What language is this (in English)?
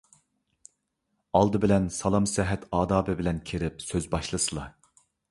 Uyghur